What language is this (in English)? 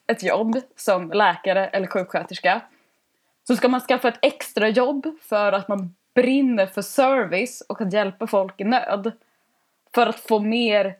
Swedish